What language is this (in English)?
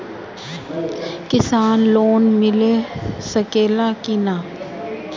Bhojpuri